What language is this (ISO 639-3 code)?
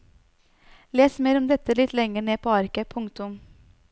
nor